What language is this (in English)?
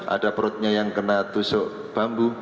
Indonesian